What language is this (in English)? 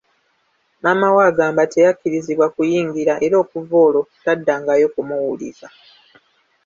Ganda